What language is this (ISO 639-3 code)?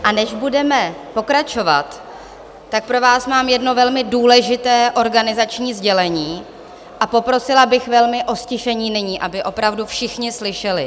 ces